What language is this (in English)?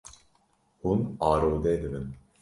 Kurdish